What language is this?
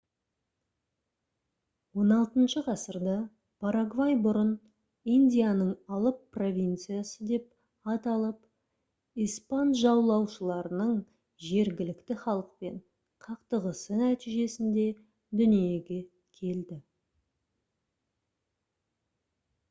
Kazakh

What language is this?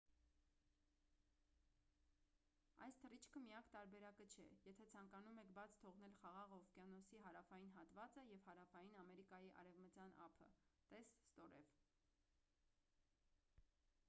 Armenian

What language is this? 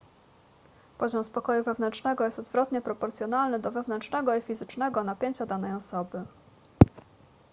Polish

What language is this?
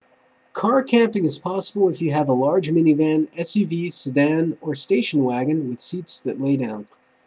English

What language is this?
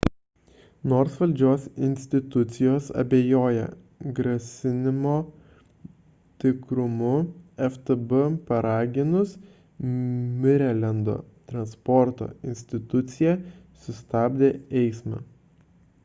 Lithuanian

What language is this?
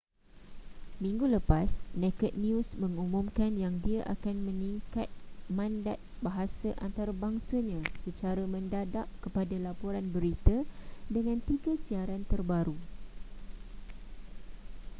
Malay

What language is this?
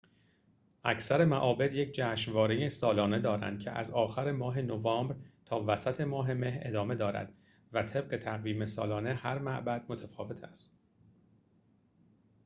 Persian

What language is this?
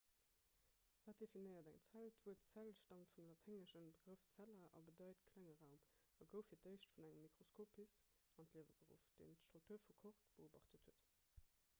Luxembourgish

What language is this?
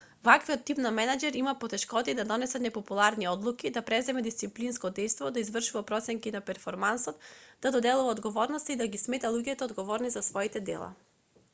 Macedonian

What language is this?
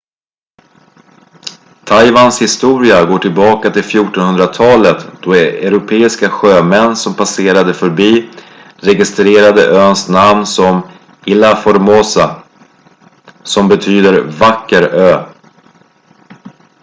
Swedish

